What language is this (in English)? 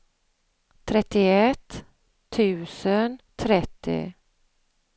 Swedish